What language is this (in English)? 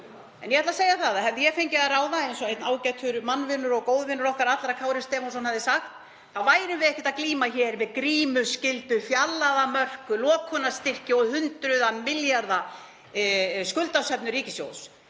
Icelandic